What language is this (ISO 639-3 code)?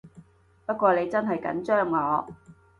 yue